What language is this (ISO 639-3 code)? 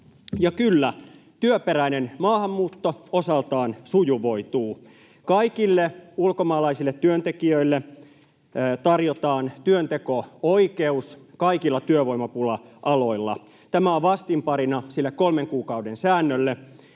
fin